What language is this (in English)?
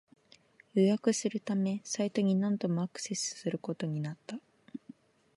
Japanese